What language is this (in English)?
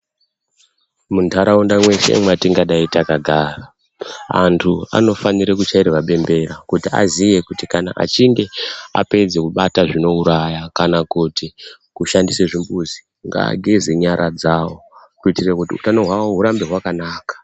Ndau